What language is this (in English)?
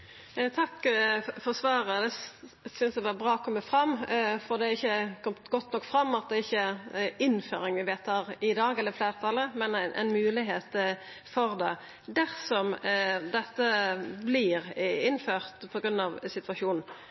Norwegian Nynorsk